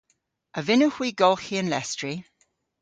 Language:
Cornish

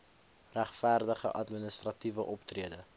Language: Afrikaans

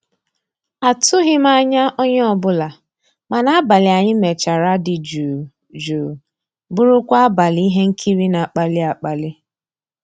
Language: Igbo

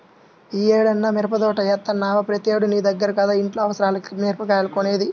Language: Telugu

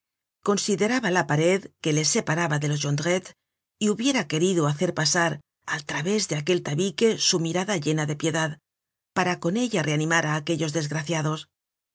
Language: Spanish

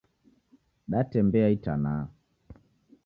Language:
Taita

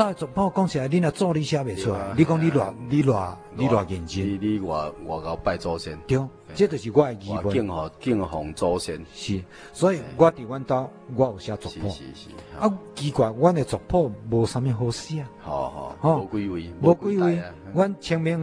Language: Chinese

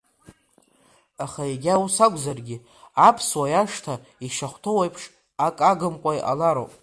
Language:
Abkhazian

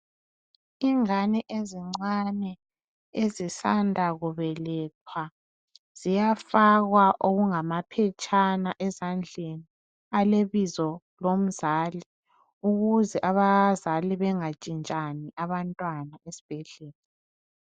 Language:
North Ndebele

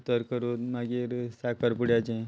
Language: Konkani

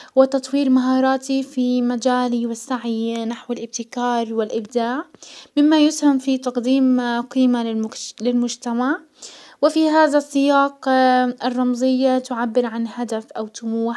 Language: Hijazi Arabic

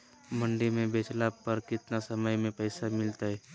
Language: Magahi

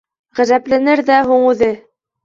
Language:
Bashkir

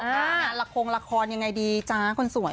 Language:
Thai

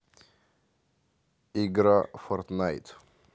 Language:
Russian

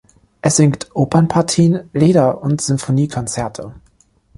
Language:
German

